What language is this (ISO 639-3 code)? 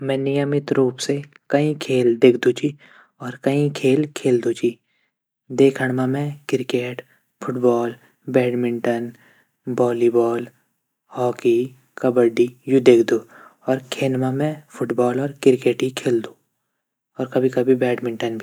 gbm